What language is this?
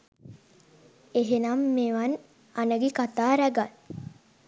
Sinhala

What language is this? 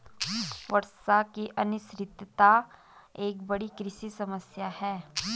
Hindi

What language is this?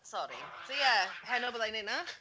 Welsh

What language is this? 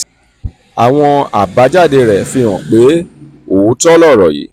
Yoruba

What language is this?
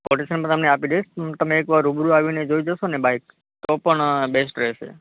Gujarati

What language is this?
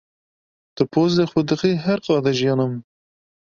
Kurdish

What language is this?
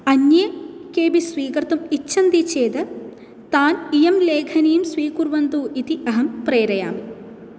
Sanskrit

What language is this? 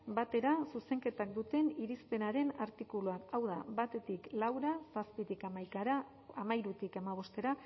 Basque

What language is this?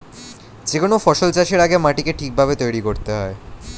Bangla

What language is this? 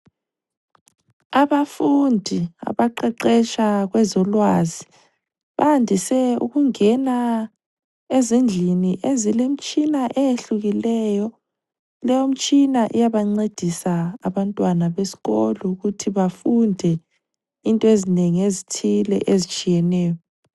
North Ndebele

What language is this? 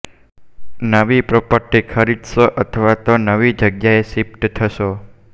Gujarati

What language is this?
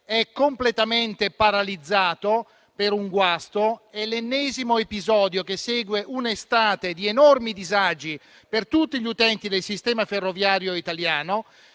Italian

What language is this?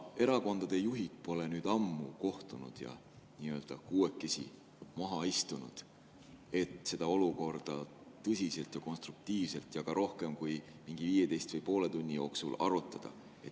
Estonian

